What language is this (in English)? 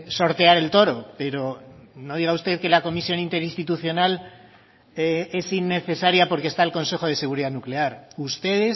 Spanish